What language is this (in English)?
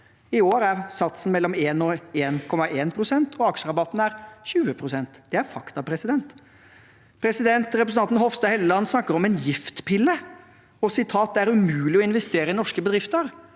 Norwegian